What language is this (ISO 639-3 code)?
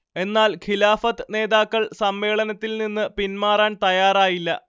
mal